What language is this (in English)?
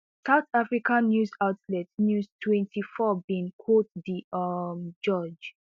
Nigerian Pidgin